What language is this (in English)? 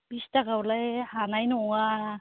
Bodo